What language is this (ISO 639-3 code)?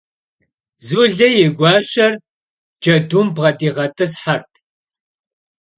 kbd